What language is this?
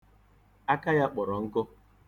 Igbo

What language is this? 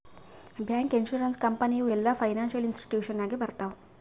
Kannada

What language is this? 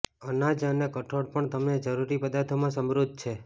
Gujarati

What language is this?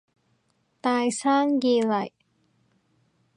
Cantonese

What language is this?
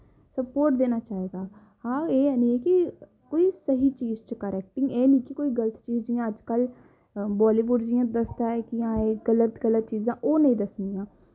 Dogri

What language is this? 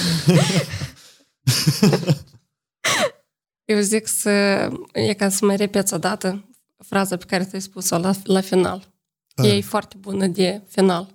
Romanian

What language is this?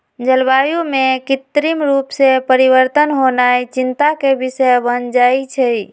Magahi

